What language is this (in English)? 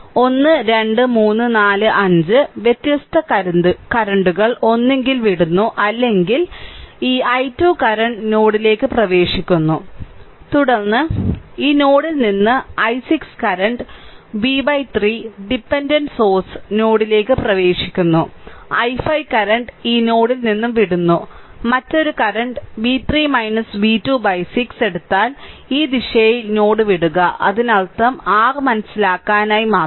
Malayalam